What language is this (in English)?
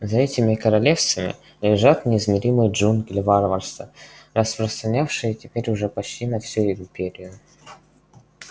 Russian